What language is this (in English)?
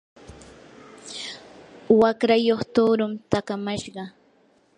Yanahuanca Pasco Quechua